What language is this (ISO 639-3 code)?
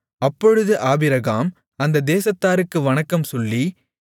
tam